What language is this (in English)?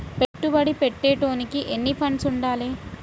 Telugu